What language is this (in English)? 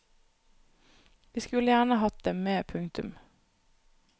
Norwegian